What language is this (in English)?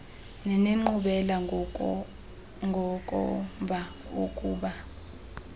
Xhosa